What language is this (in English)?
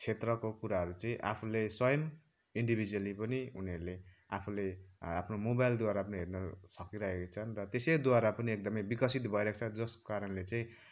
Nepali